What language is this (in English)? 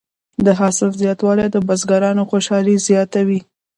Pashto